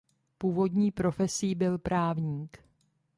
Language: Czech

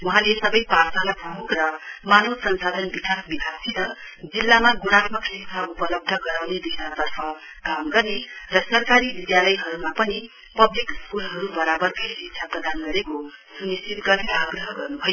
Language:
Nepali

